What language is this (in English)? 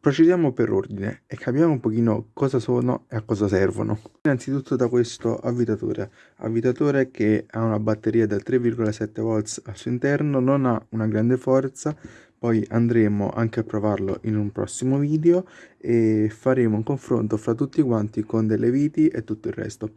Italian